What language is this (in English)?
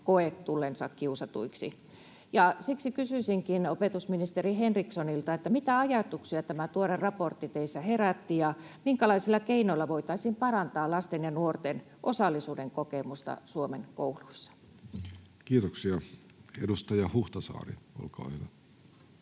Finnish